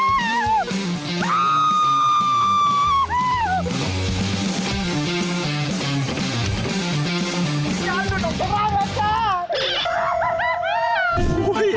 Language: Thai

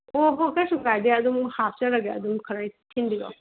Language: Manipuri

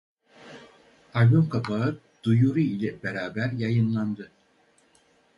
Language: Turkish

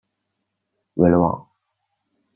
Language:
Chinese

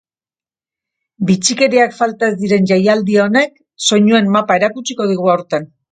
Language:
Basque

